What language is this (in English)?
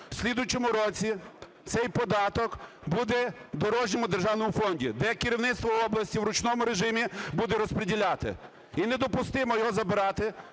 Ukrainian